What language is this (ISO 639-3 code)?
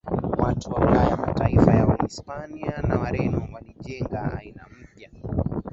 swa